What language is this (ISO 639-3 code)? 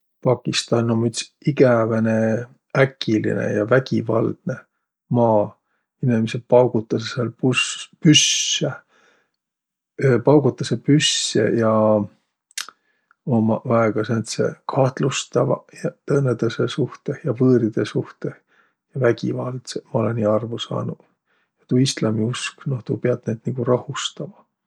vro